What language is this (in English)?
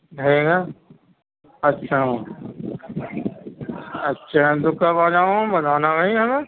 Urdu